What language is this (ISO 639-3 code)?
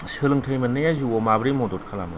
brx